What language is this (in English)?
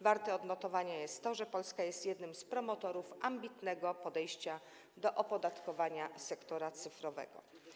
Polish